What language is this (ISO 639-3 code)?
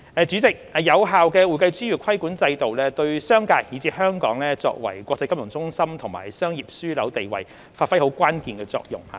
yue